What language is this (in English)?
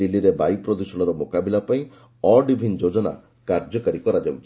Odia